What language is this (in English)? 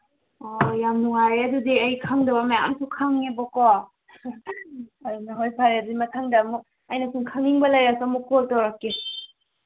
Manipuri